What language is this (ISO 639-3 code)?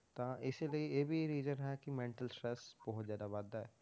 pan